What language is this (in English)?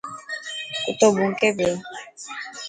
Dhatki